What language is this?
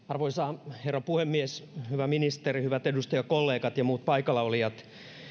Finnish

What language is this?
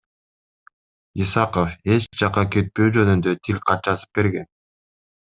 Kyrgyz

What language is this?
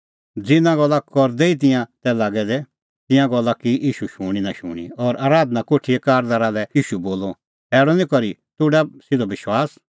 Kullu Pahari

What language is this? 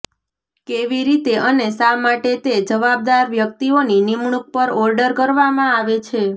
Gujarati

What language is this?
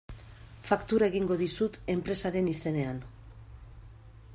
Basque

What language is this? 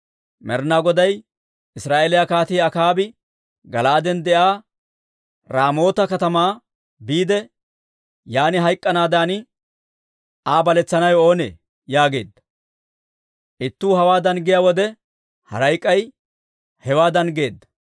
Dawro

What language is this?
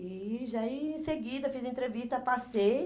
Portuguese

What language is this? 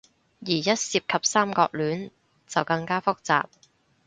Cantonese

